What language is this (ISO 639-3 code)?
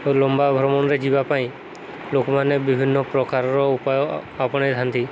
ori